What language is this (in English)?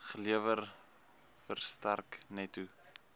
Afrikaans